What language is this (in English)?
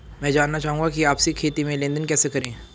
Hindi